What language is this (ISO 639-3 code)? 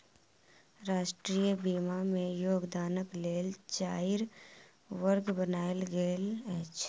mai